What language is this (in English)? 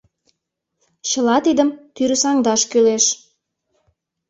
Mari